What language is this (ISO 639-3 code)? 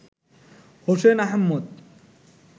ben